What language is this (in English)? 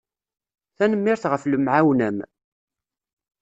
Kabyle